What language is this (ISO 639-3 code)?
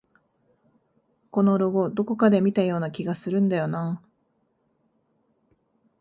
jpn